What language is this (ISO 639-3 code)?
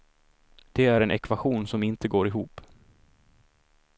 swe